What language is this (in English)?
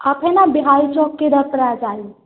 Hindi